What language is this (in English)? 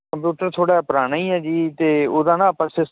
Punjabi